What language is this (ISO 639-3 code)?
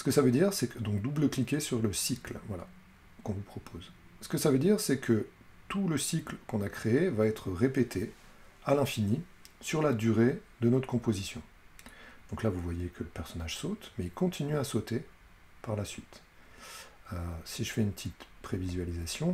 fra